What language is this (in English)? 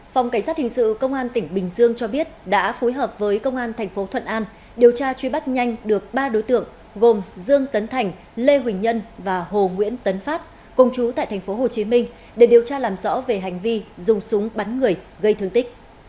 Vietnamese